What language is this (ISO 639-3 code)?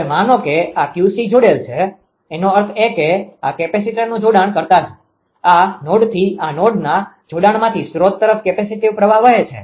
guj